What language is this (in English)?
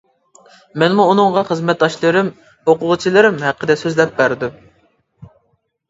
Uyghur